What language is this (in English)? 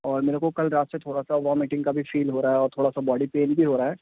Urdu